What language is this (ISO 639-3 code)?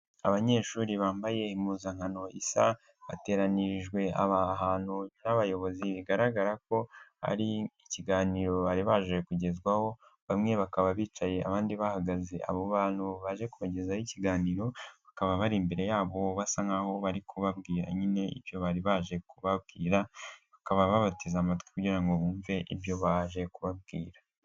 kin